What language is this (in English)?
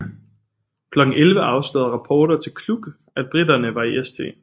Danish